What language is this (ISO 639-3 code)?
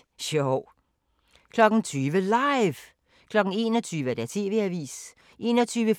dan